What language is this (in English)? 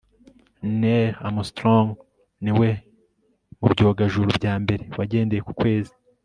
Kinyarwanda